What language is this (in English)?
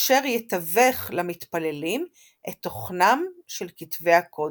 Hebrew